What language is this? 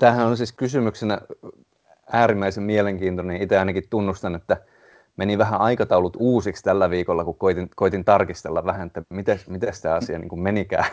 Finnish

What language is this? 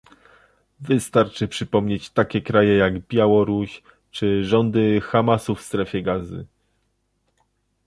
Polish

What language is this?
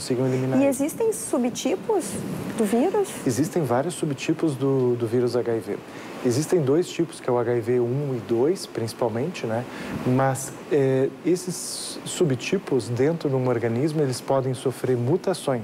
Portuguese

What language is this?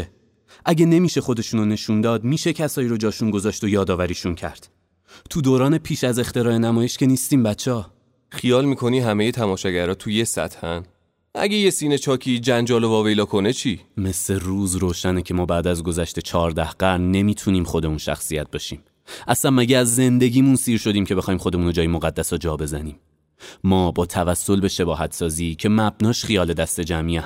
Persian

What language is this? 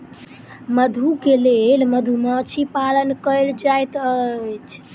Maithili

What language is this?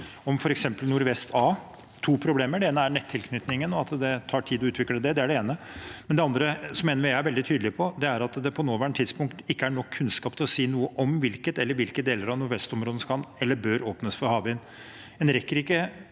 Norwegian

